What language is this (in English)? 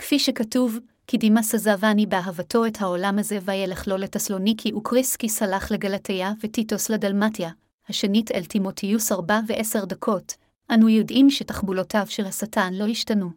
Hebrew